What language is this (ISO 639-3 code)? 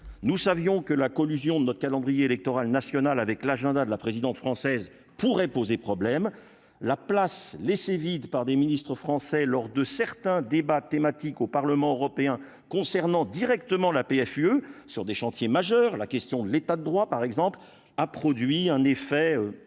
fra